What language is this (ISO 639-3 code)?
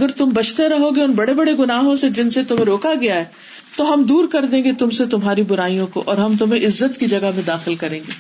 urd